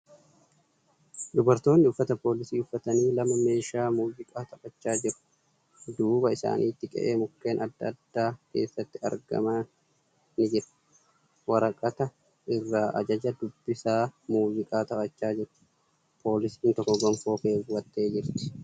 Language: Oromo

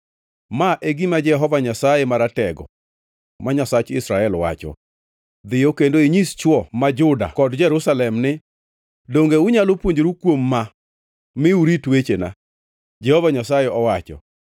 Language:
Luo (Kenya and Tanzania)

